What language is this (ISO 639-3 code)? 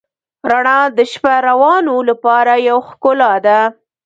pus